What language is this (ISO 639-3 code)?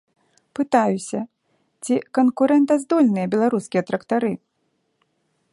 bel